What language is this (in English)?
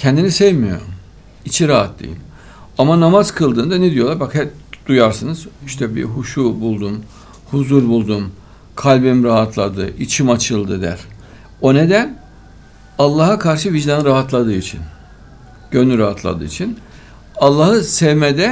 Turkish